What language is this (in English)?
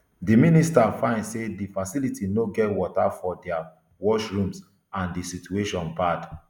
Nigerian Pidgin